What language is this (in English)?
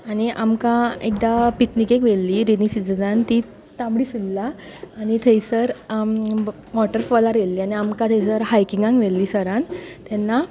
Konkani